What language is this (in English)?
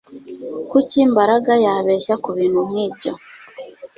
Kinyarwanda